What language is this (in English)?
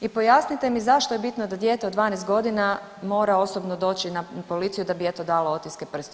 Croatian